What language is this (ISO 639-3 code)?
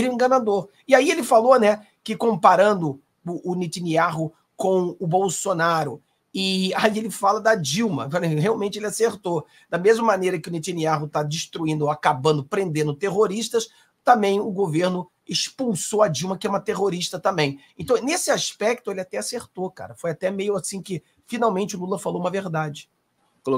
por